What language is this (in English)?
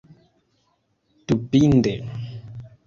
Esperanto